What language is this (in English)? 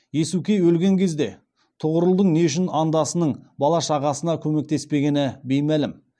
Kazakh